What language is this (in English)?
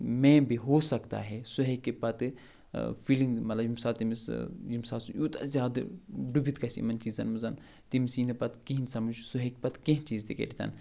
Kashmiri